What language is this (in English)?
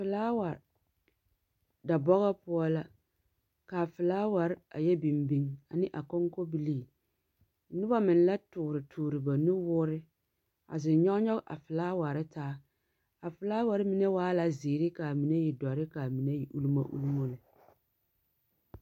Southern Dagaare